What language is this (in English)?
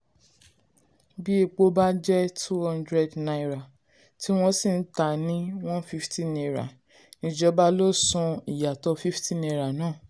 Yoruba